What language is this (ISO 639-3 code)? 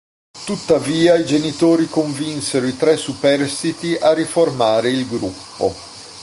ita